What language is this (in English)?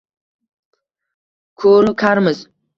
Uzbek